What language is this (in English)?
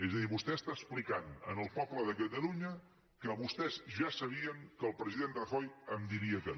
Catalan